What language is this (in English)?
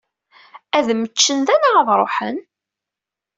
Kabyle